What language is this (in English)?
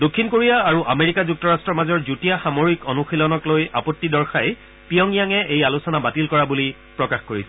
Assamese